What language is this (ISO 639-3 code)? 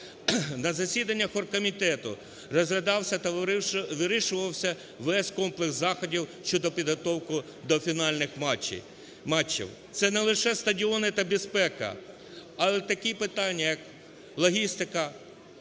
ukr